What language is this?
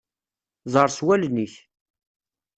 Kabyle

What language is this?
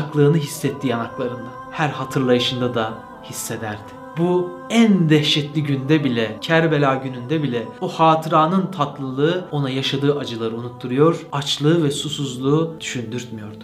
Turkish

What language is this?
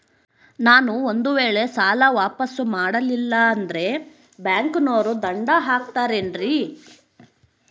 Kannada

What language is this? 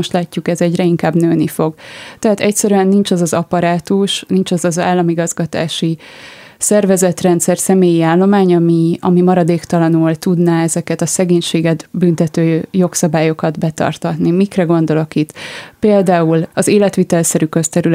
Hungarian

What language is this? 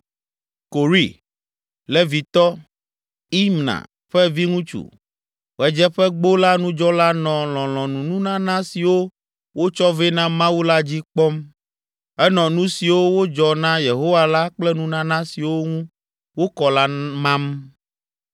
Ewe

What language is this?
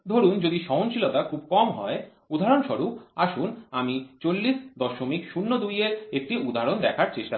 Bangla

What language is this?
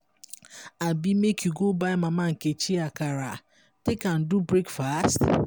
Nigerian Pidgin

